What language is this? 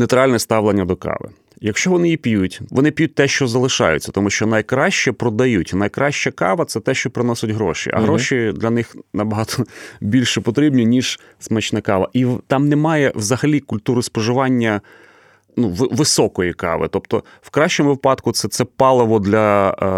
Ukrainian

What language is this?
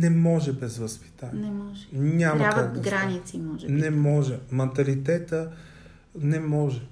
Bulgarian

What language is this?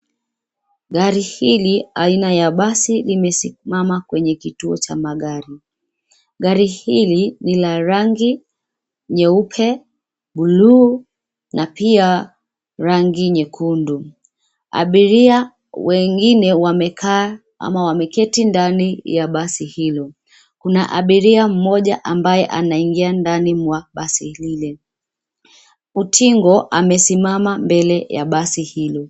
Swahili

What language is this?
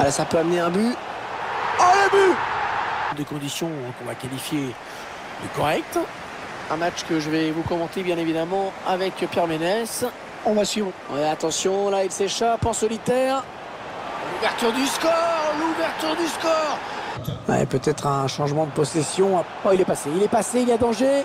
French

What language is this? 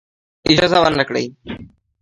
Pashto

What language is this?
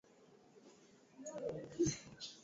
Swahili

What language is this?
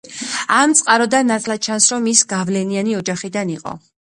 Georgian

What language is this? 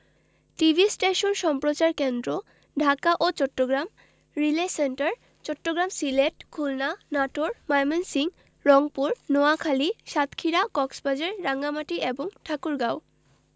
Bangla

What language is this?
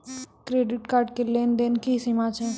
Maithili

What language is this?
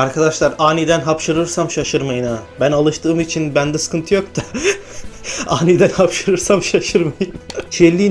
Turkish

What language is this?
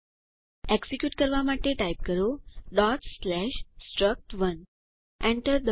Gujarati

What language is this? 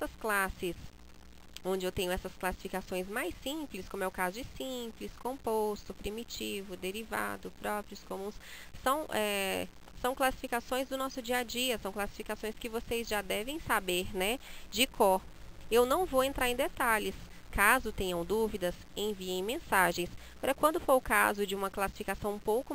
Portuguese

